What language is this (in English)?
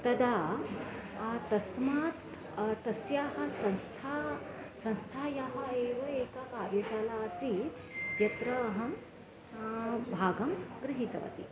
Sanskrit